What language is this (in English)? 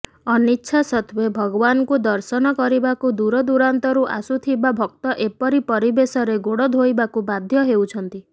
Odia